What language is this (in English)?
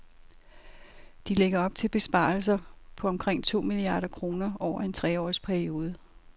Danish